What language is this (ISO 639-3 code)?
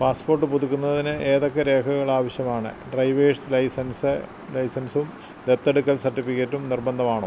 mal